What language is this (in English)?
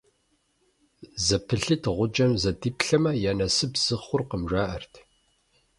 Kabardian